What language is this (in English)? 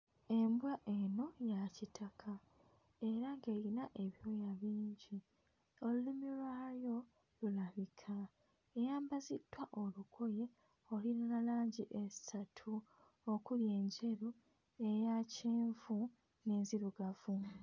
Ganda